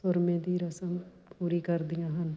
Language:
Punjabi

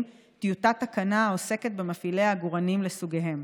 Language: Hebrew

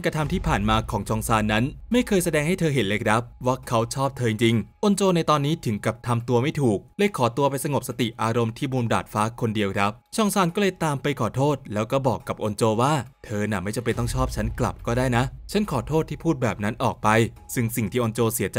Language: Thai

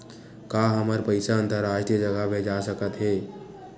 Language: Chhattisgarhi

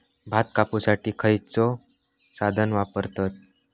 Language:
Marathi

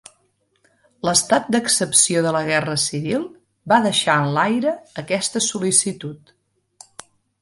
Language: Catalan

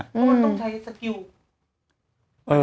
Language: Thai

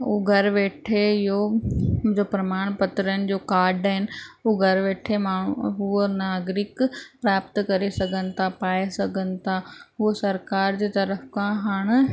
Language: Sindhi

